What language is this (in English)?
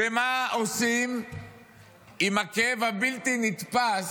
Hebrew